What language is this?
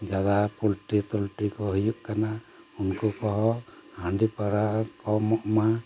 Santali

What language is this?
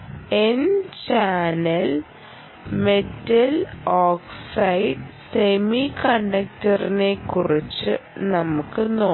Malayalam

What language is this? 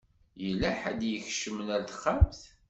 Kabyle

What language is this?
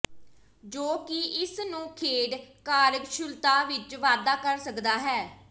Punjabi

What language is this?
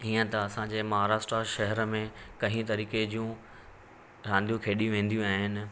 Sindhi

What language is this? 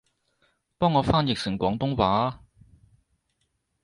Cantonese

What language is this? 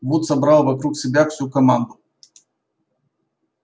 Russian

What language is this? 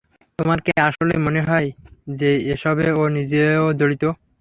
Bangla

